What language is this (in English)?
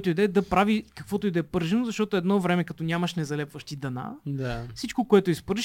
Bulgarian